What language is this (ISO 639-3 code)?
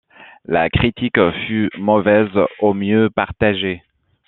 fra